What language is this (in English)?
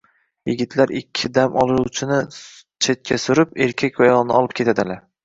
Uzbek